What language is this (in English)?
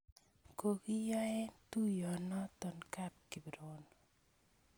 Kalenjin